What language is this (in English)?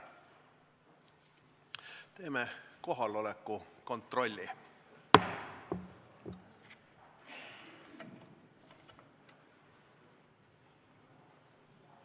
Estonian